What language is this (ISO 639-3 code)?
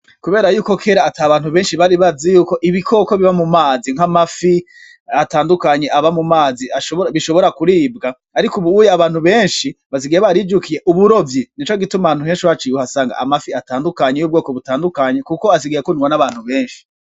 run